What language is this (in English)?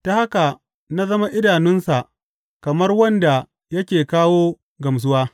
Hausa